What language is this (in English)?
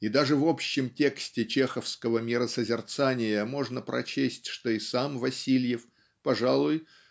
Russian